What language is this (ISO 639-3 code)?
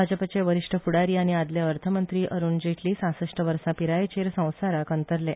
kok